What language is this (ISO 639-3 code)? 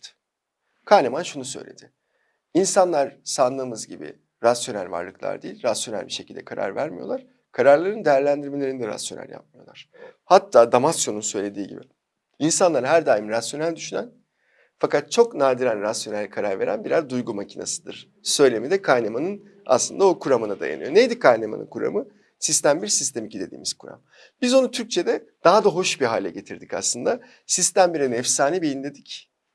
tur